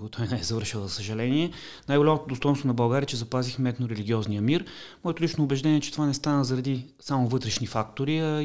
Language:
Bulgarian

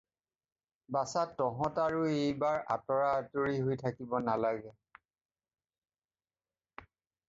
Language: Assamese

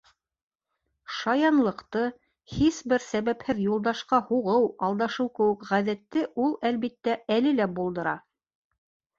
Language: Bashkir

